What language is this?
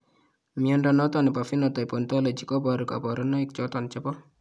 Kalenjin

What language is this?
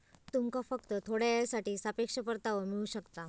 Marathi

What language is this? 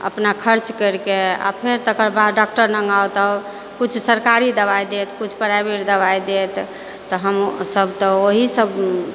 Maithili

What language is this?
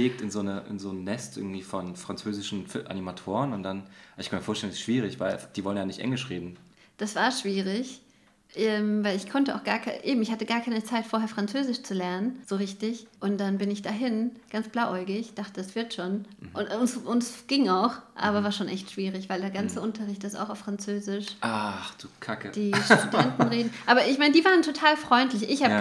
German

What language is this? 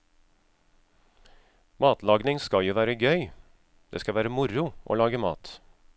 Norwegian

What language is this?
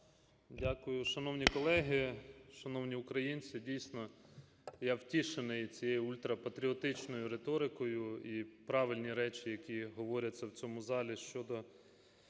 Ukrainian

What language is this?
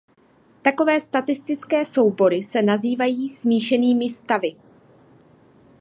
Czech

